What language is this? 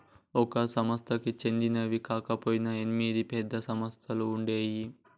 Telugu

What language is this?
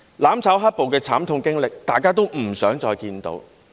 Cantonese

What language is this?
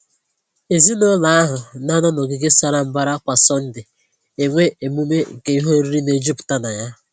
Igbo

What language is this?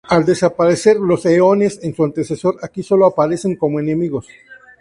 Spanish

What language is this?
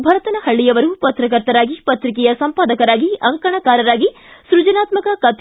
Kannada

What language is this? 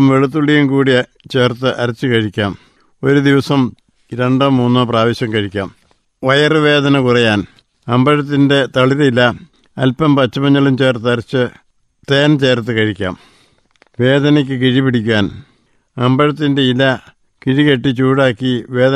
Malayalam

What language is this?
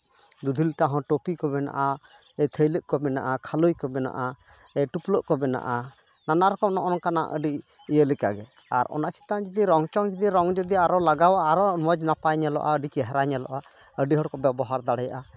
Santali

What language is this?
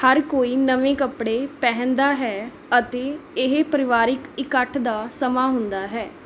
Punjabi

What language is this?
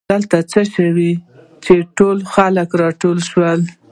Pashto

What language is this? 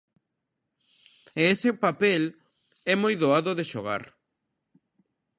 Galician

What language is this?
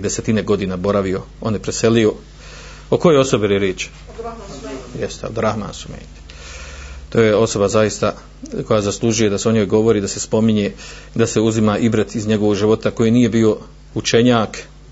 Croatian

